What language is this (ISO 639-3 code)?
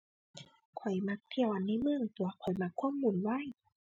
tha